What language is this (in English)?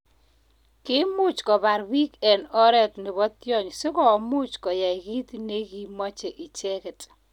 Kalenjin